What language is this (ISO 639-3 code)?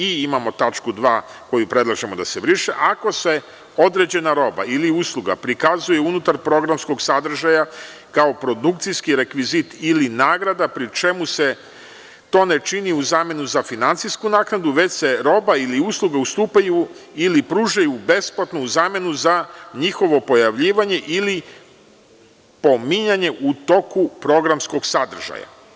srp